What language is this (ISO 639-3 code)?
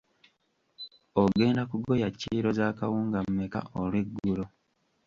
lug